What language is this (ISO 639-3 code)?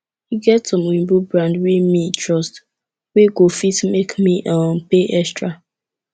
pcm